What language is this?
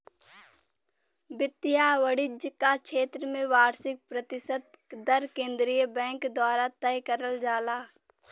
Bhojpuri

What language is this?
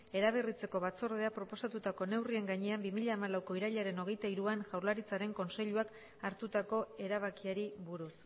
Basque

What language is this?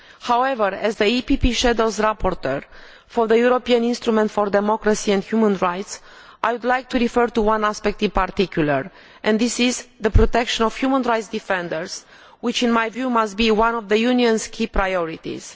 English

